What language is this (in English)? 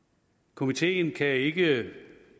Danish